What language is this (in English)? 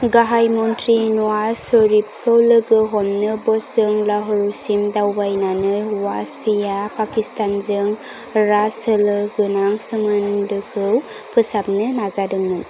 Bodo